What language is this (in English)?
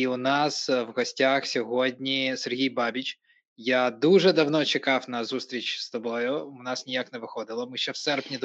Ukrainian